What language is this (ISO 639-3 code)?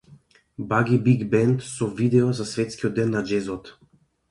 mkd